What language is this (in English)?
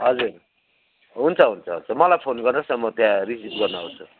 Nepali